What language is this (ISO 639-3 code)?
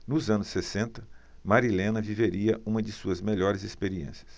por